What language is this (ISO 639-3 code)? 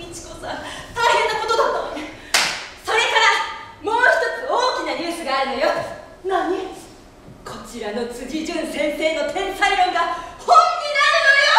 jpn